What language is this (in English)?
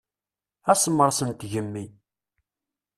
Kabyle